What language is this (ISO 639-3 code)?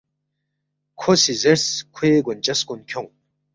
bft